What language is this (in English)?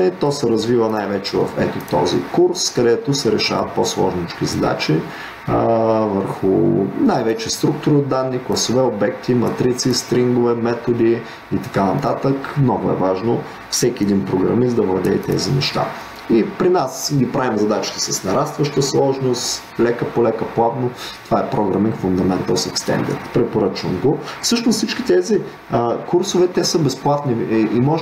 Bulgarian